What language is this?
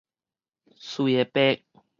Min Nan Chinese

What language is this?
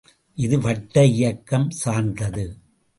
Tamil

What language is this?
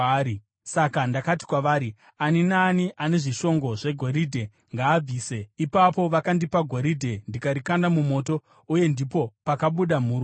Shona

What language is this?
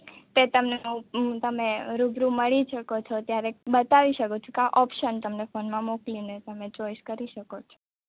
Gujarati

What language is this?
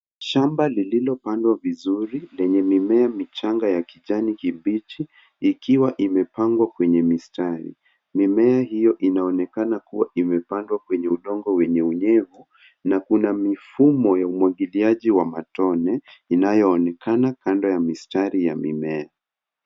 Swahili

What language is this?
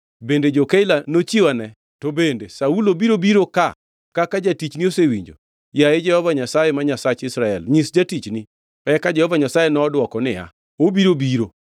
Luo (Kenya and Tanzania)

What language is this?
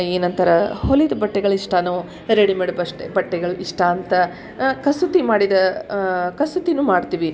Kannada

